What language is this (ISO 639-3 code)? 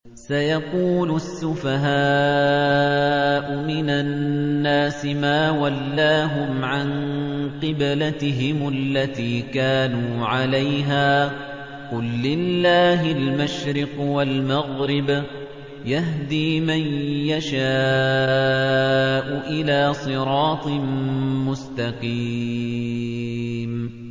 ara